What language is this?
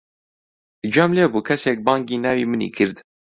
Central Kurdish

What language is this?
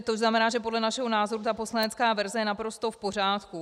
Czech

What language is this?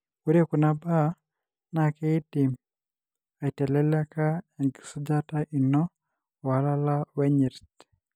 Masai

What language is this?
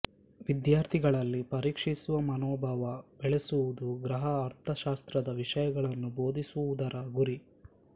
Kannada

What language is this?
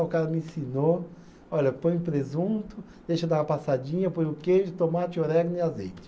Portuguese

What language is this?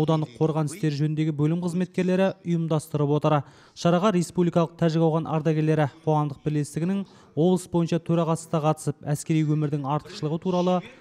Turkish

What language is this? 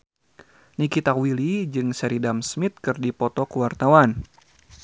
Sundanese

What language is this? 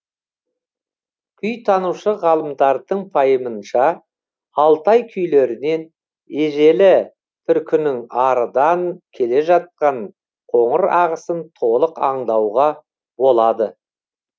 Kazakh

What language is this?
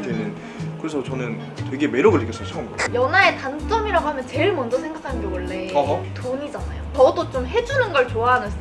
Korean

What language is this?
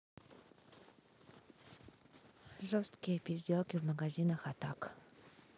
Russian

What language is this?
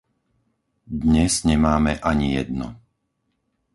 Slovak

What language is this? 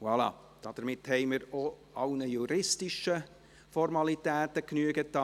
Swiss German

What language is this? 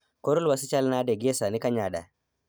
Luo (Kenya and Tanzania)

